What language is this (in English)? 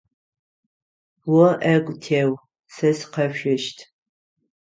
Adyghe